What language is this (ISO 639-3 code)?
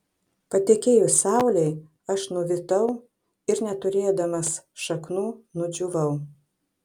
lit